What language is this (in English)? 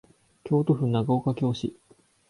Japanese